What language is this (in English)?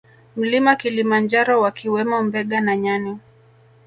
Swahili